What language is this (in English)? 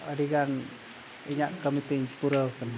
Santali